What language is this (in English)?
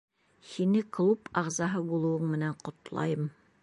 Bashkir